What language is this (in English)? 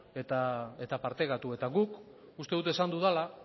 Basque